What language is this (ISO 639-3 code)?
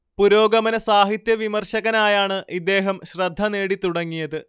mal